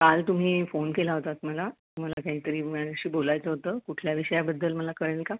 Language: Marathi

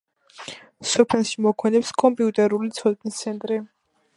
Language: Georgian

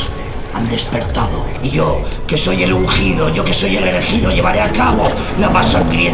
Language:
Spanish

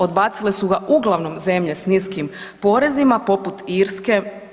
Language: Croatian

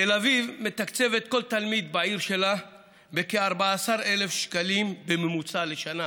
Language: Hebrew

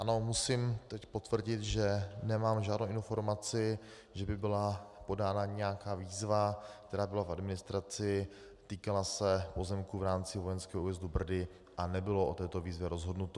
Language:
Czech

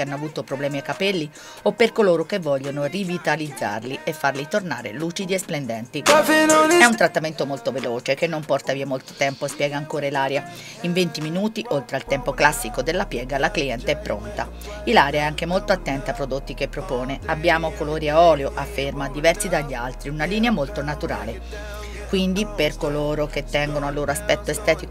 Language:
Italian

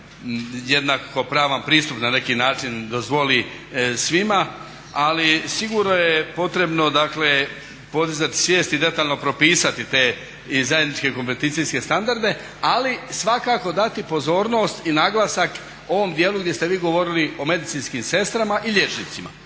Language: Croatian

